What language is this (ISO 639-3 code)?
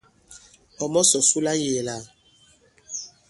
abb